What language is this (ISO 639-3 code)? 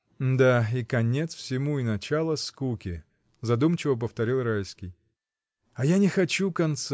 rus